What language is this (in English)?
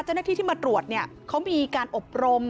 Thai